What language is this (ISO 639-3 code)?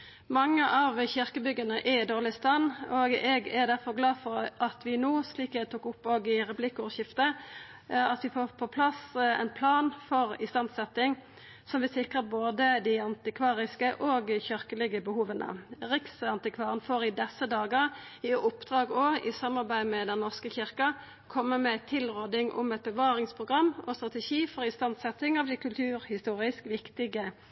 nno